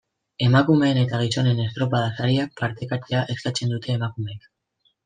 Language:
Basque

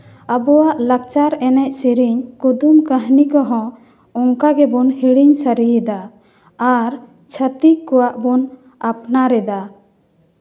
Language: Santali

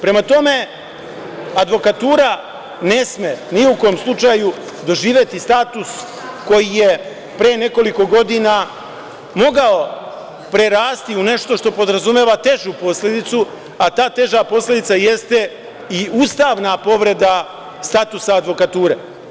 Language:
Serbian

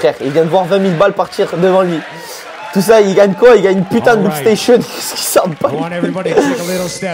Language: French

